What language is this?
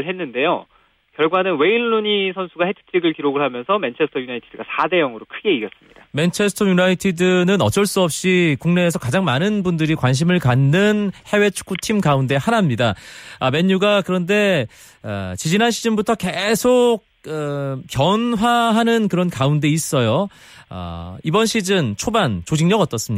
Korean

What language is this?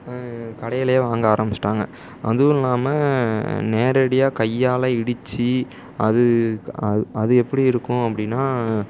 Tamil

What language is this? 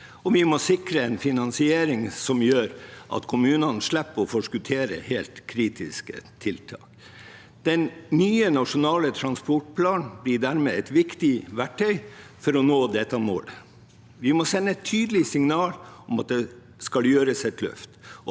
Norwegian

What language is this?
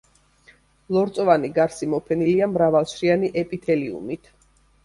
Georgian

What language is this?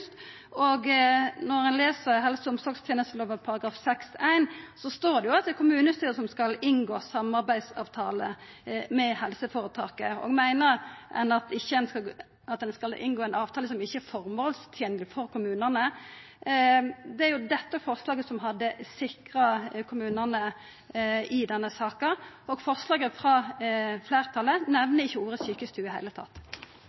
Norwegian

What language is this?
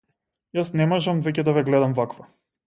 Macedonian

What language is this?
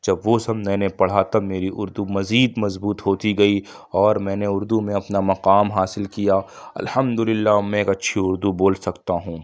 Urdu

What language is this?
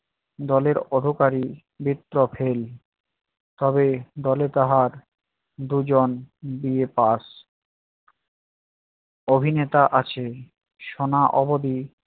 Bangla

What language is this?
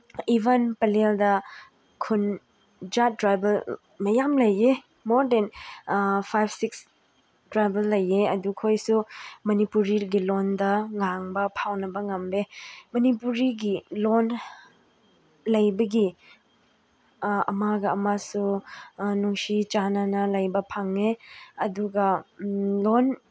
Manipuri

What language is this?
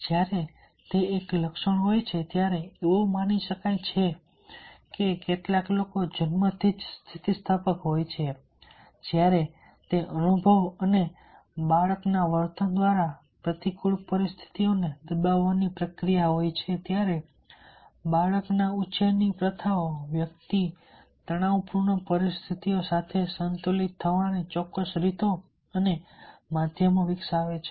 Gujarati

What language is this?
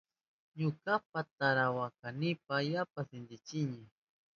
Southern Pastaza Quechua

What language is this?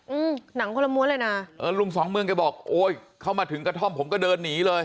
Thai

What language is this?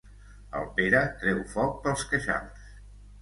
Catalan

